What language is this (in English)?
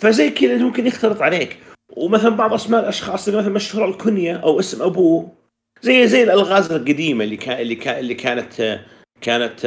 Arabic